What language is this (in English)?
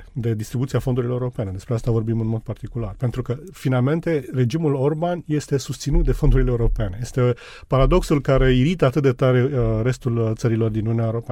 Romanian